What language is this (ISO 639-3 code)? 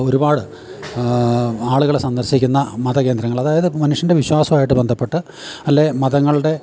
mal